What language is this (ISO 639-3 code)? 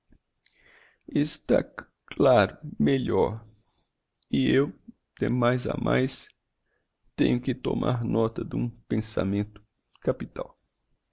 por